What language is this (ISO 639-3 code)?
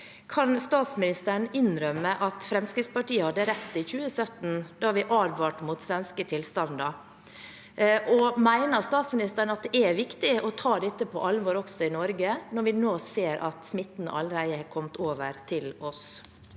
nor